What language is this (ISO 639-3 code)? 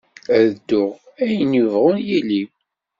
kab